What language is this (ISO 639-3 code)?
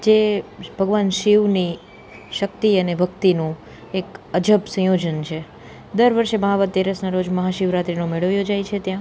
guj